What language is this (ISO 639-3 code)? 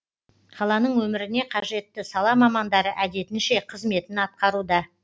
kaz